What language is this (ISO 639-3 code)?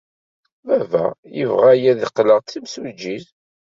kab